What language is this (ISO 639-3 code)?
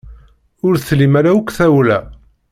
kab